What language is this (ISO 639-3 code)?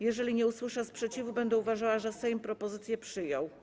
pol